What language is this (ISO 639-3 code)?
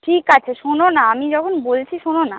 ben